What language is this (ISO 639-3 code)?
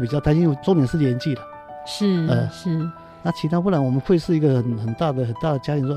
zho